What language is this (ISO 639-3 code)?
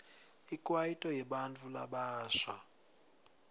ssw